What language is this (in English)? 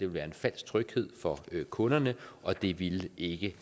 Danish